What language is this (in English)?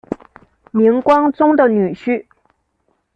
Chinese